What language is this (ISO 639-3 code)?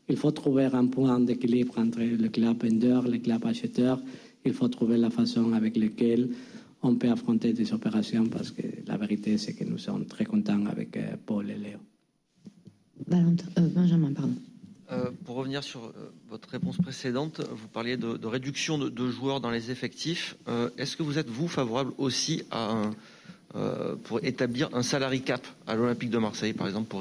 fra